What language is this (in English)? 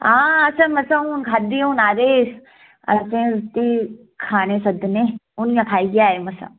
Dogri